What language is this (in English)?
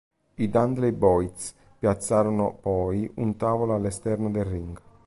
Italian